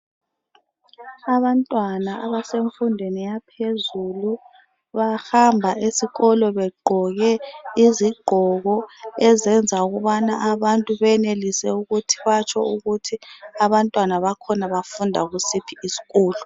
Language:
North Ndebele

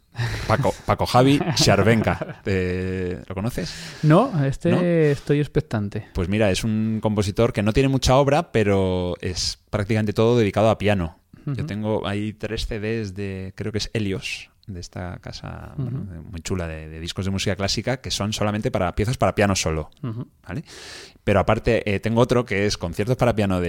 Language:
Spanish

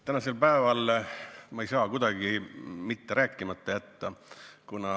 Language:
Estonian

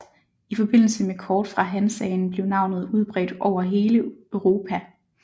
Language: Danish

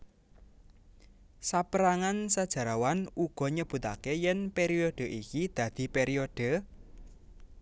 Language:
Javanese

